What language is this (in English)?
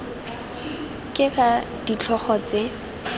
Tswana